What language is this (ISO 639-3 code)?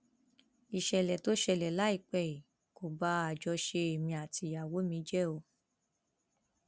yor